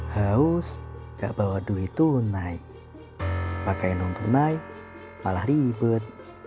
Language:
Indonesian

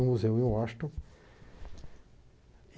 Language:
Portuguese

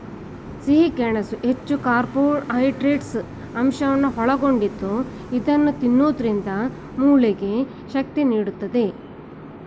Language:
Kannada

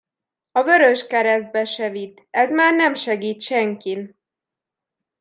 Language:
Hungarian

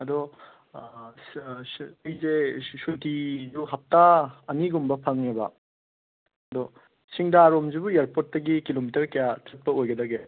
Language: Manipuri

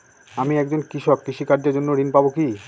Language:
Bangla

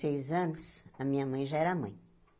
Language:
Portuguese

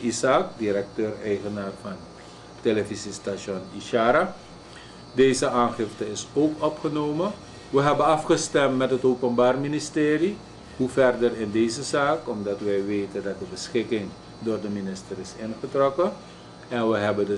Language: Dutch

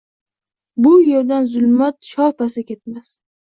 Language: Uzbek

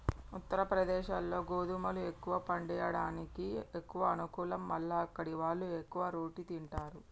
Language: Telugu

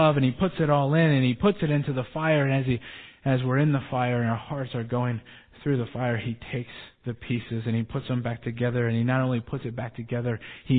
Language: English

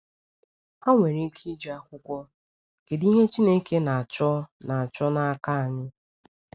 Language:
Igbo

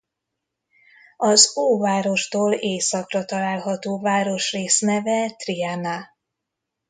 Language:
Hungarian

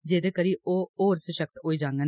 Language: Dogri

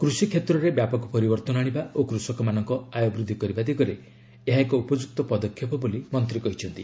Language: Odia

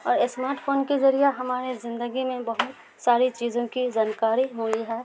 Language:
Urdu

